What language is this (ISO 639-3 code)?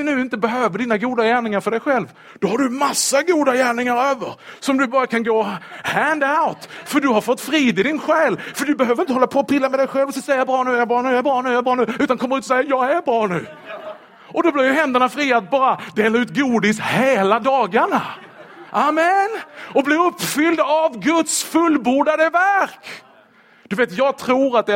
swe